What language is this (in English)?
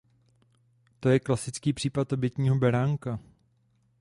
Czech